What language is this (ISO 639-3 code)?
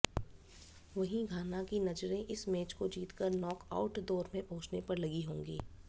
hin